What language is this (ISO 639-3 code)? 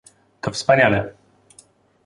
pol